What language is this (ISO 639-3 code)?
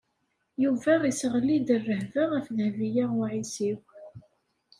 kab